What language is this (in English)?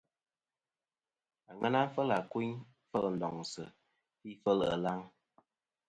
Kom